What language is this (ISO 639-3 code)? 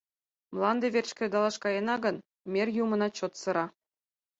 chm